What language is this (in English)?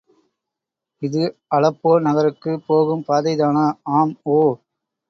Tamil